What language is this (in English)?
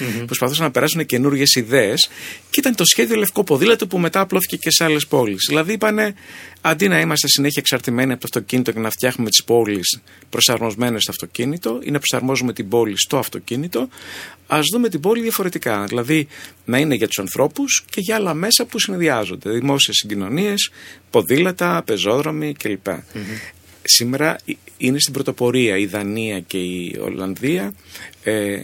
Greek